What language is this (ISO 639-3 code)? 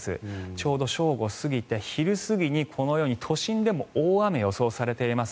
jpn